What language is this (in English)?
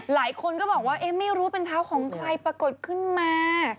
Thai